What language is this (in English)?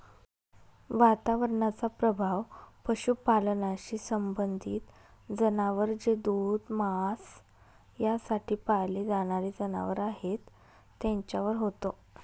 Marathi